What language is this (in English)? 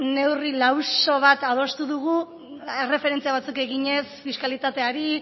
Basque